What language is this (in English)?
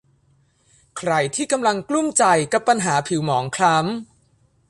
Thai